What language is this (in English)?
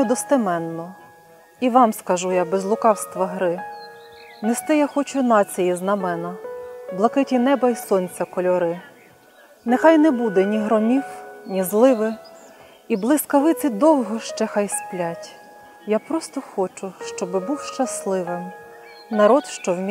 Ukrainian